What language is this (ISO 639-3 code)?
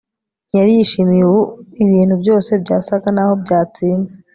kin